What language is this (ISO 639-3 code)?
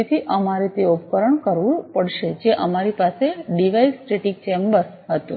guj